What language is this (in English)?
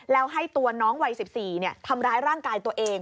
Thai